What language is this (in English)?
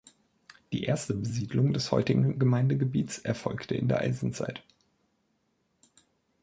German